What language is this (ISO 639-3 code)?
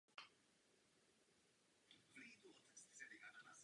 ces